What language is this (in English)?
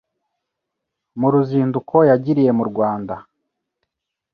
Kinyarwanda